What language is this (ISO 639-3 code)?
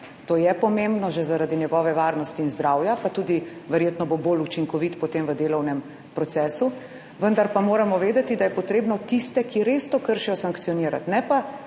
slv